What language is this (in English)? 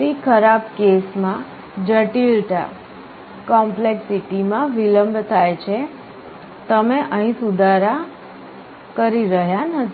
Gujarati